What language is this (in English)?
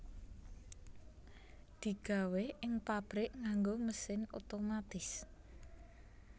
Javanese